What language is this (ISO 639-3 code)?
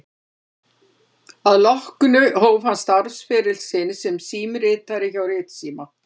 isl